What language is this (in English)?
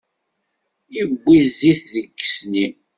Kabyle